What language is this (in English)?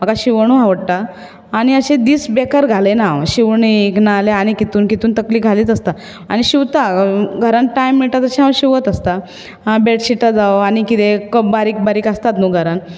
Konkani